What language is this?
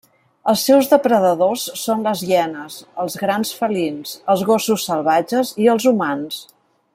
Catalan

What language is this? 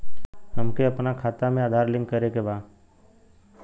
Bhojpuri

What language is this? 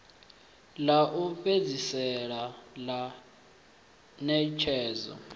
Venda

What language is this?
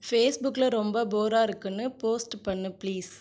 Tamil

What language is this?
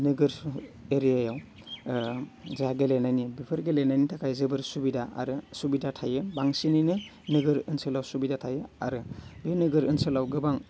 Bodo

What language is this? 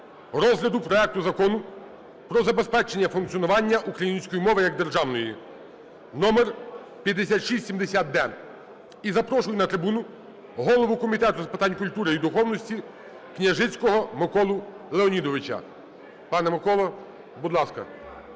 Ukrainian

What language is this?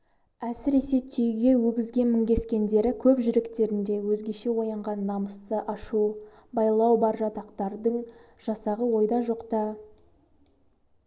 Kazakh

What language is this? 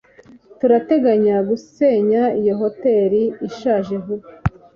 Kinyarwanda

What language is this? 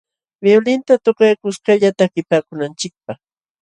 Jauja Wanca Quechua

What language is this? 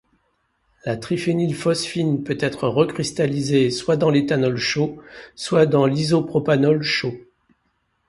French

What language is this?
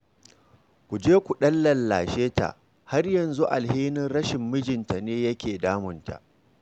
Hausa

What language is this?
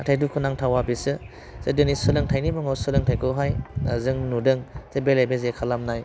Bodo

